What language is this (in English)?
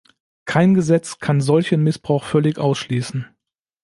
German